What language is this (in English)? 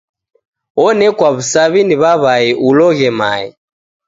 Taita